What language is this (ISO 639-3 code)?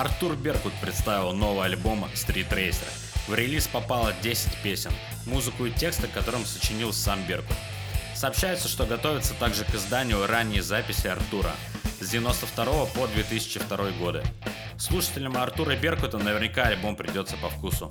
rus